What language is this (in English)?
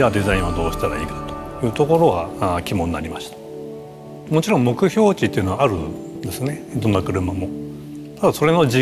Japanese